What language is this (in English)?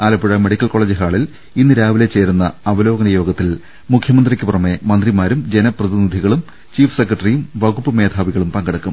Malayalam